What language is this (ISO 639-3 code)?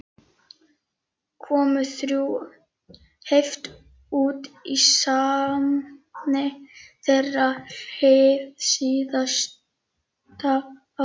isl